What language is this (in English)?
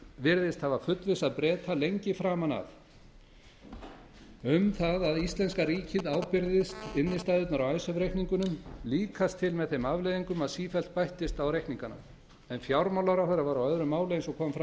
Icelandic